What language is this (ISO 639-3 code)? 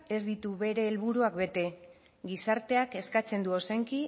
eus